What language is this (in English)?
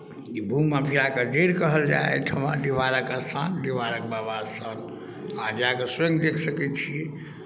Maithili